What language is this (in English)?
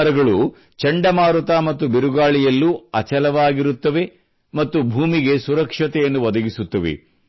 Kannada